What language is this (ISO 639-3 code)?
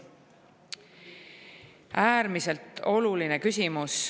est